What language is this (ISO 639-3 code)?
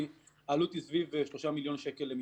heb